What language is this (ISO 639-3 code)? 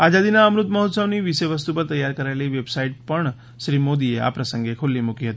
guj